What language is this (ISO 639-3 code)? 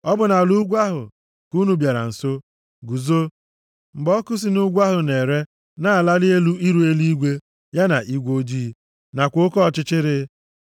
ibo